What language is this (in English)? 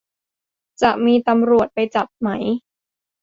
Thai